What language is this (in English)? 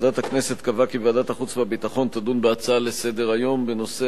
Hebrew